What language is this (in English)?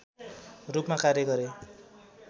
Nepali